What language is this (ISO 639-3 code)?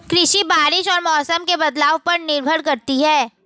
hin